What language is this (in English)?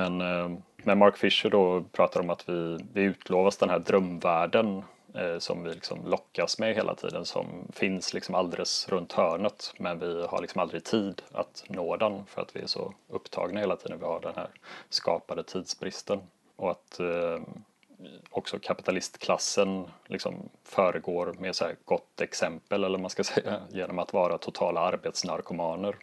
Swedish